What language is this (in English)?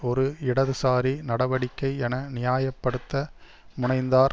Tamil